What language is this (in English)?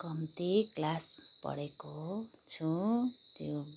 Nepali